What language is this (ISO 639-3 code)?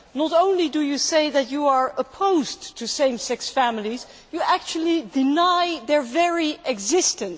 eng